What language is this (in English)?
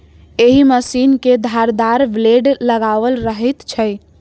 Maithili